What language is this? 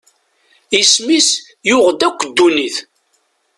Kabyle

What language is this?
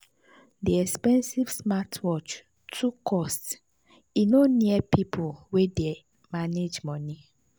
Nigerian Pidgin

